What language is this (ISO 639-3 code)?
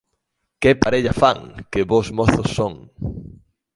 glg